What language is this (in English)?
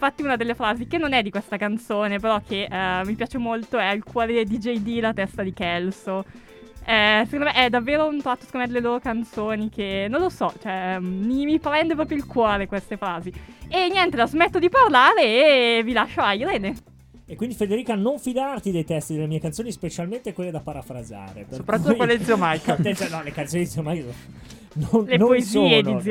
Italian